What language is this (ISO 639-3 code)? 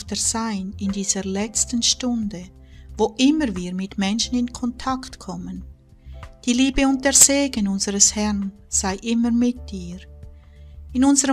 deu